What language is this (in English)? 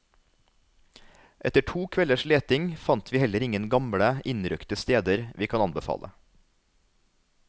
Norwegian